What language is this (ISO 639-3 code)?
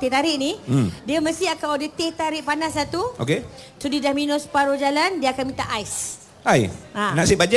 msa